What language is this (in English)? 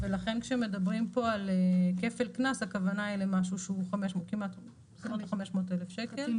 Hebrew